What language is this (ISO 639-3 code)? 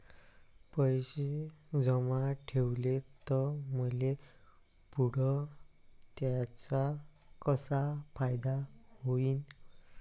mar